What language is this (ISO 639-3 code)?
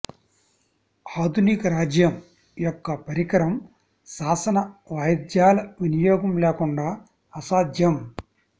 tel